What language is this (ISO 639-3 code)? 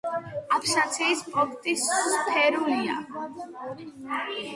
kat